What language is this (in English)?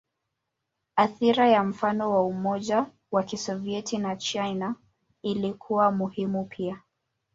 Swahili